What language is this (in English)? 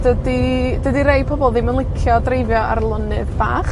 Welsh